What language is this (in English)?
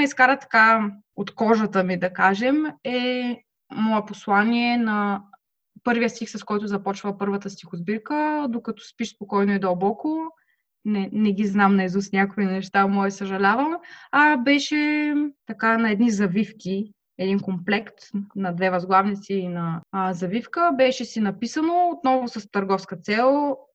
Bulgarian